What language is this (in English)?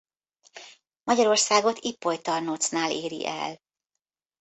Hungarian